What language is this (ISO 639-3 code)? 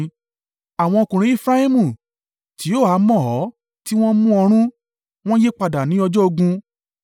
yor